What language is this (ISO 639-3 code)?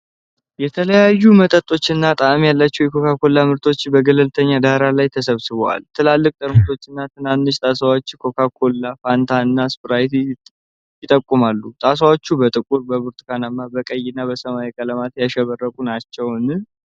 amh